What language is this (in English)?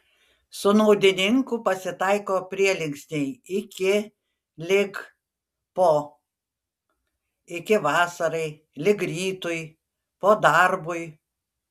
Lithuanian